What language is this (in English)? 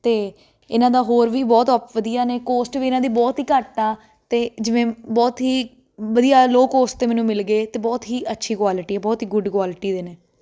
Punjabi